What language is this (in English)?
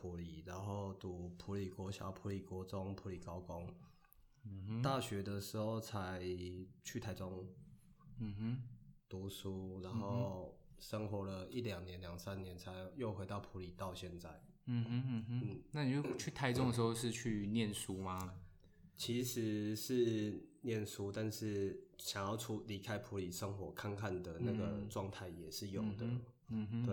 Chinese